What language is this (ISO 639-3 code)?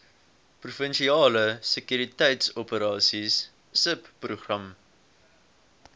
afr